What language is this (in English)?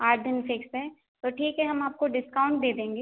Hindi